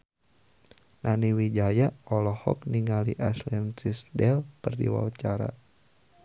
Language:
Sundanese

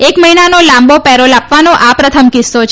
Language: Gujarati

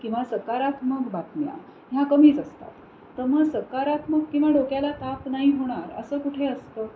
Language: Marathi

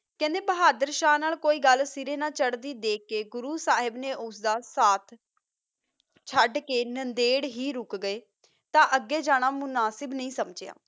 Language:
Punjabi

